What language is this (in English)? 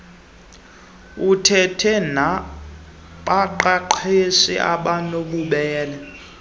Xhosa